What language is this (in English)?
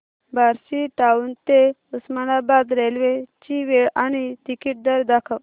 Marathi